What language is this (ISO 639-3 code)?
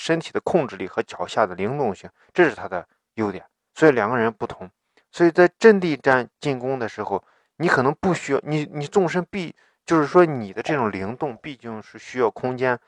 zho